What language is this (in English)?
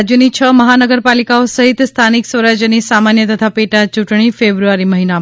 Gujarati